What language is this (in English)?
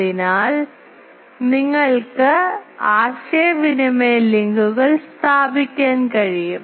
Malayalam